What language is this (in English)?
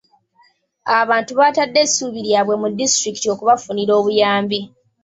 Ganda